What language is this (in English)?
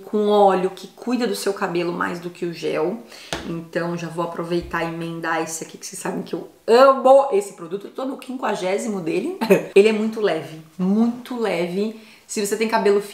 Portuguese